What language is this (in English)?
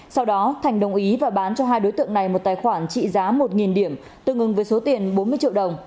Vietnamese